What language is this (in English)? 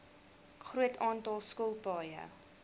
Afrikaans